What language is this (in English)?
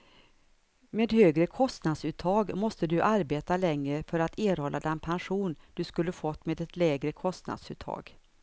Swedish